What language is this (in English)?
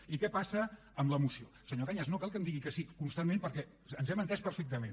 Catalan